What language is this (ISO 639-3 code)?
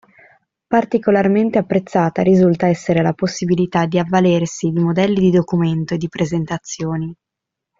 ita